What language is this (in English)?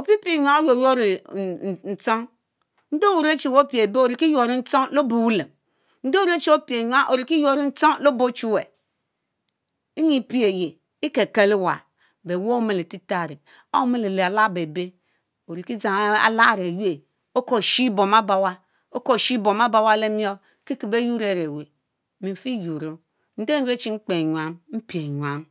Mbe